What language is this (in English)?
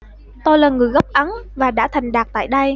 Vietnamese